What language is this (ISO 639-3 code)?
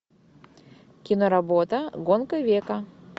rus